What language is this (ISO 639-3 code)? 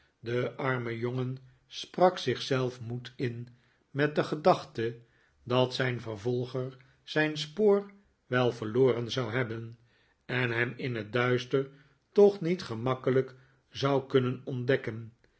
nld